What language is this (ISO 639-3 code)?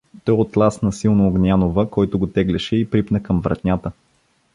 bul